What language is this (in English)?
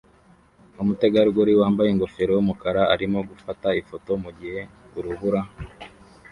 Kinyarwanda